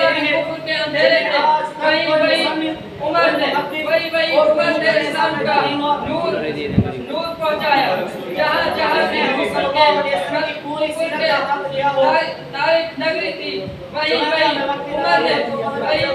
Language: Arabic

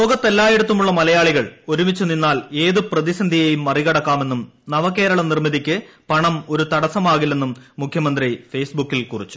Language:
Malayalam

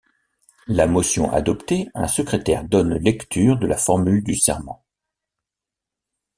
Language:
French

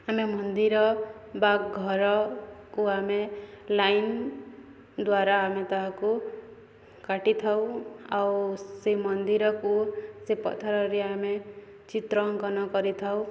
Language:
Odia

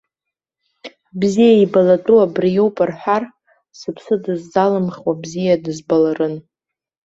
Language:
Abkhazian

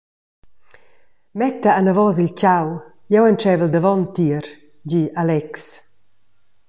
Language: Romansh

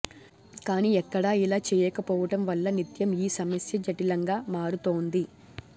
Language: Telugu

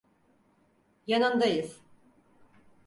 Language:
Turkish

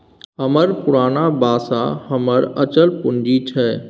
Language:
Maithili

